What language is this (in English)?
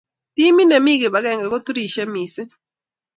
Kalenjin